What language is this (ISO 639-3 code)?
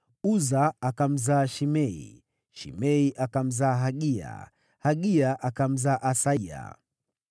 swa